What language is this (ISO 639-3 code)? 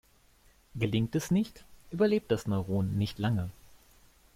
deu